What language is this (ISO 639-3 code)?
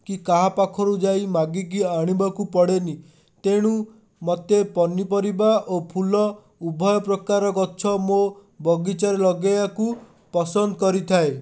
ori